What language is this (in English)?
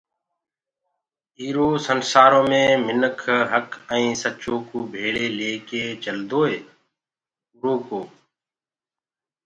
Gurgula